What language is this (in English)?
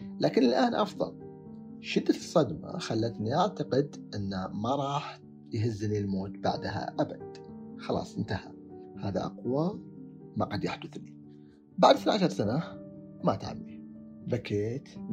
Arabic